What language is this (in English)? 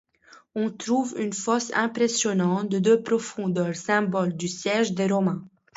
French